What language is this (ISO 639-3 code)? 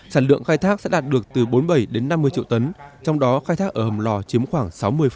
vie